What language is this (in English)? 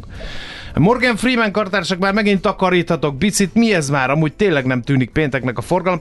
Hungarian